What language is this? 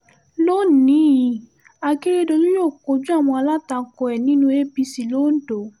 Yoruba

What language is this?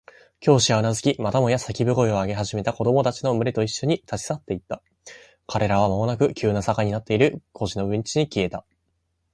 Japanese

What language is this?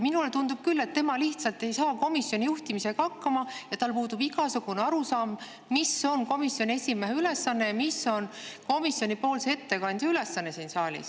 Estonian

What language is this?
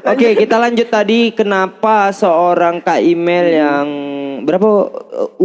Indonesian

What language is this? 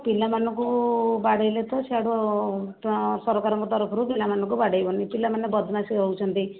Odia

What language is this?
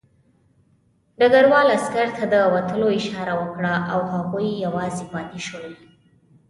Pashto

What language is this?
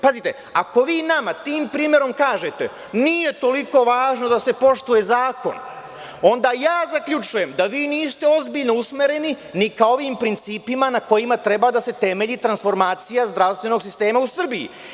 Serbian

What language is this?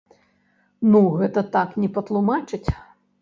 Belarusian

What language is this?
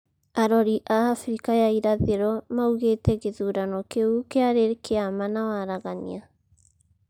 Kikuyu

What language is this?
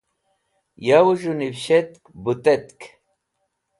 Wakhi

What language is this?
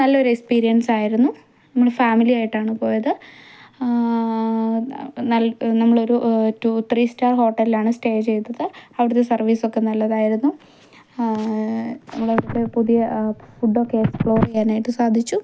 Malayalam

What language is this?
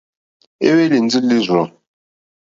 Mokpwe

